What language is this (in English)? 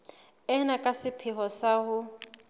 Southern Sotho